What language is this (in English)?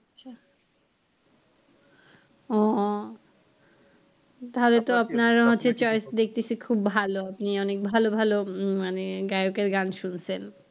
Bangla